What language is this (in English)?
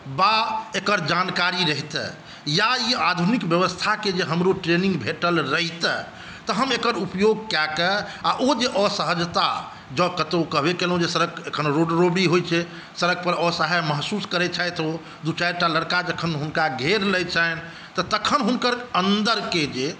Maithili